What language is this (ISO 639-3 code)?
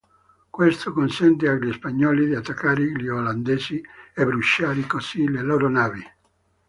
ita